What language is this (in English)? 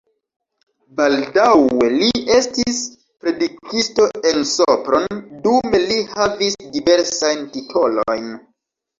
Esperanto